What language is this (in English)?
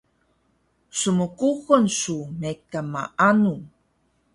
Taroko